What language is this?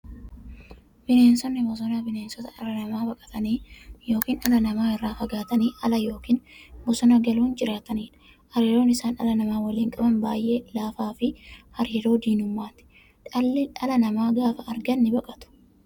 Oromo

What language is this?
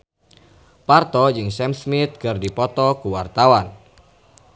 Sundanese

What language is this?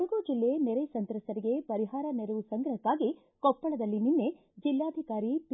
Kannada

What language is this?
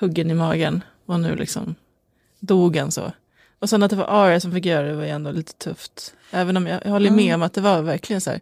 Swedish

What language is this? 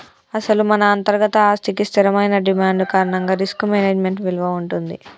Telugu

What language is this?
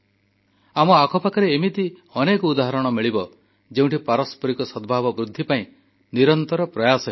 Odia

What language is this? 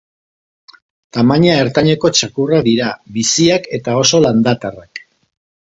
Basque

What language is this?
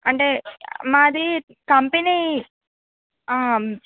Telugu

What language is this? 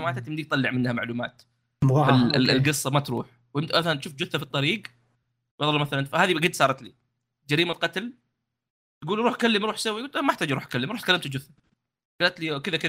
Arabic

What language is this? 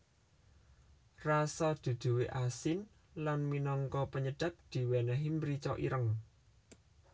Javanese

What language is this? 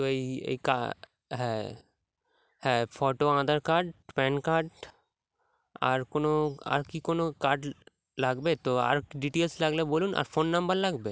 Bangla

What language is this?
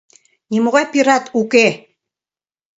Mari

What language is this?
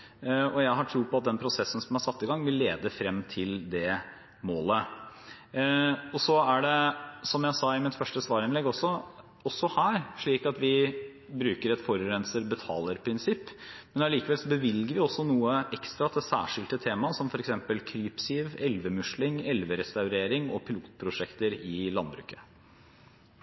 Norwegian Bokmål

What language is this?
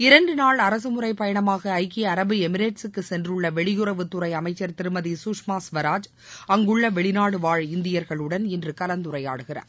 Tamil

